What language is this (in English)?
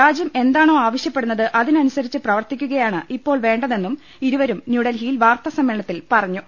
Malayalam